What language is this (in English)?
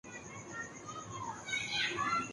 Urdu